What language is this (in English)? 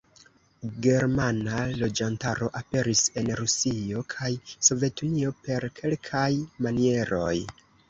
Esperanto